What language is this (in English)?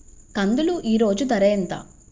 Telugu